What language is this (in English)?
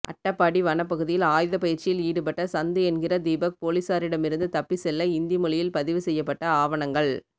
Tamil